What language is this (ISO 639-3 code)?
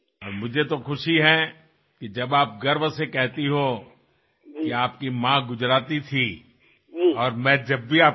asm